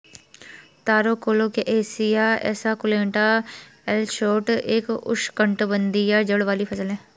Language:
Hindi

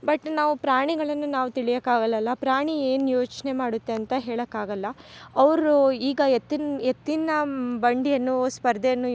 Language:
Kannada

